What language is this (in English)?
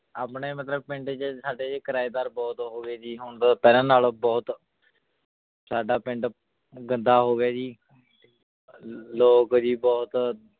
Punjabi